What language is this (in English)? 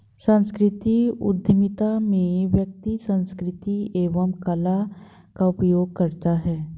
Hindi